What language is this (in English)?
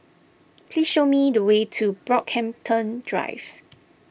English